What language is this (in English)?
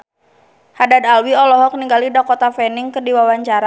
Sundanese